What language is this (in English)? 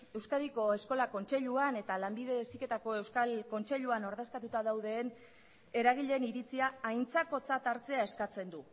Basque